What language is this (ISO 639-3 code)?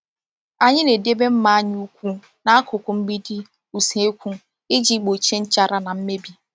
ibo